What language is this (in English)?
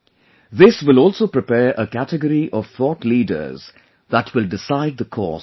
English